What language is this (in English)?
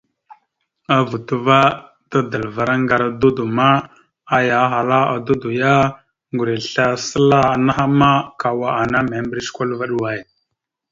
Mada (Cameroon)